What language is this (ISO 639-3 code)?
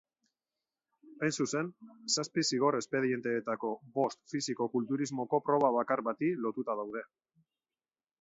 eus